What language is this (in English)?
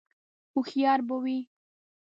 Pashto